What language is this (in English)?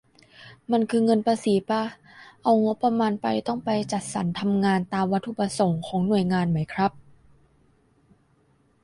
Thai